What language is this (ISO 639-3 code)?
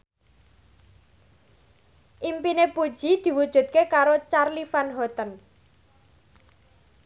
jav